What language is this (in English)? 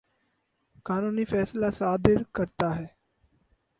Urdu